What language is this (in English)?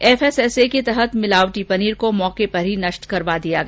Hindi